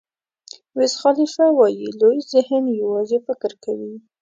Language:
Pashto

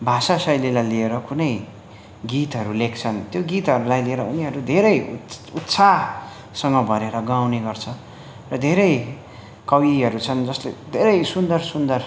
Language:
Nepali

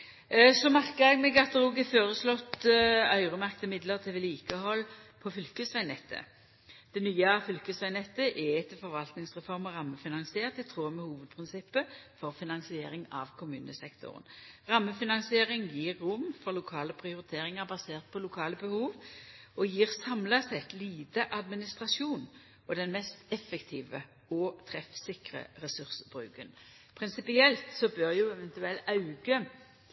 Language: Norwegian Nynorsk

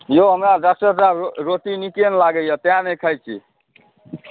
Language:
Maithili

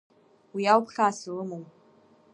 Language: Abkhazian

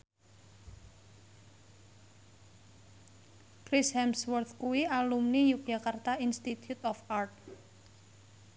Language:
Javanese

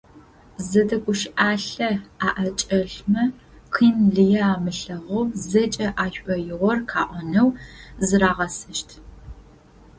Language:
Adyghe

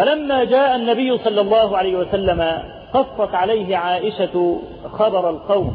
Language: Arabic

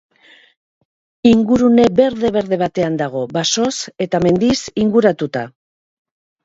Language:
Basque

